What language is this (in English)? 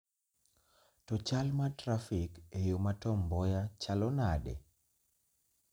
Luo (Kenya and Tanzania)